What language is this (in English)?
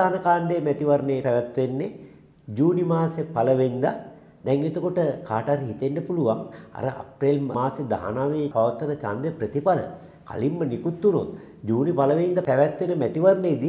Hindi